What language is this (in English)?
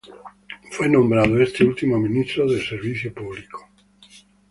Spanish